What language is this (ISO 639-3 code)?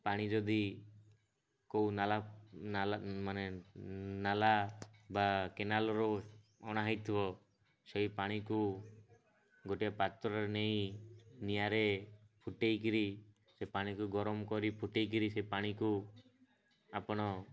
ori